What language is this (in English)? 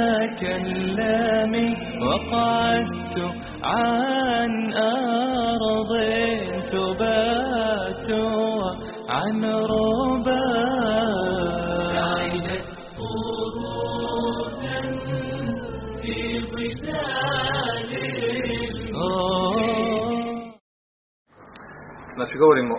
Croatian